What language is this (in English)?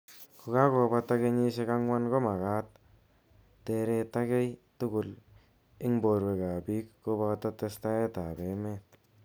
Kalenjin